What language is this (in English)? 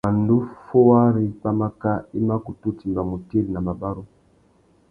Tuki